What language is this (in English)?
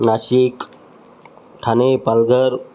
Marathi